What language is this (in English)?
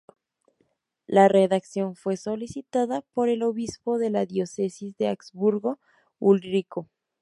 Spanish